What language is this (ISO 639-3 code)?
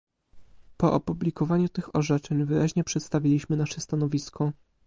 pol